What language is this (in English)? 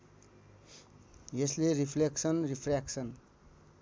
Nepali